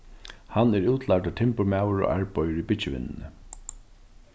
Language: Faroese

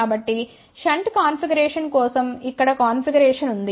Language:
Telugu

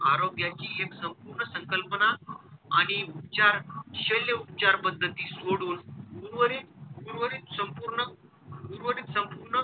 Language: Marathi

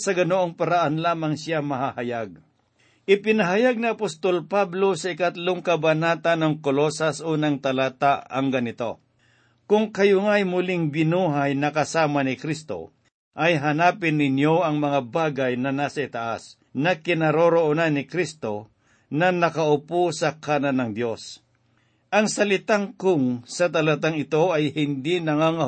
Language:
Filipino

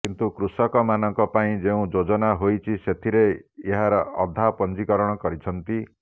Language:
Odia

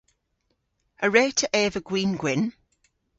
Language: Cornish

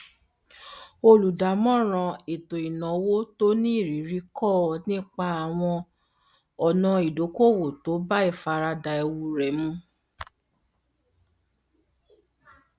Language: Yoruba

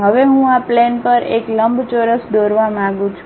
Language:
Gujarati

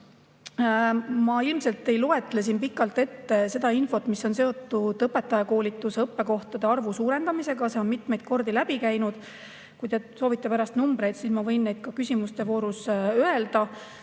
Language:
Estonian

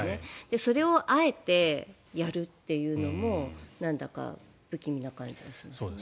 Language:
Japanese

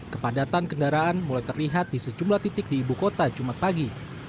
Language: Indonesian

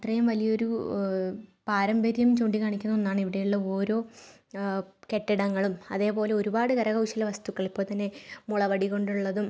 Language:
Malayalam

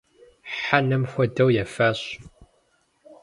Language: Kabardian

